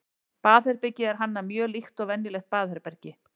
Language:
Icelandic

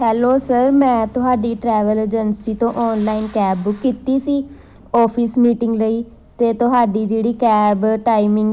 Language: Punjabi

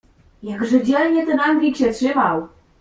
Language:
Polish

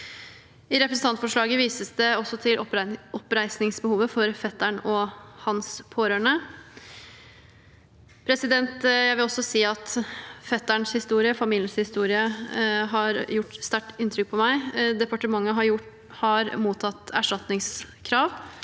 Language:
Norwegian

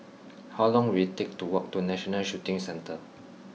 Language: English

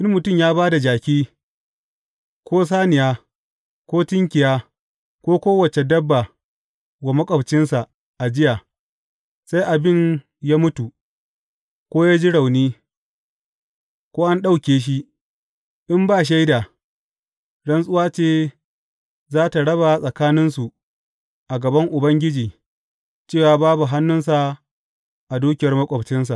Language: Hausa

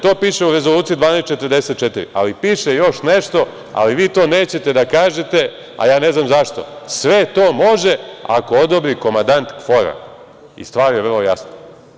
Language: Serbian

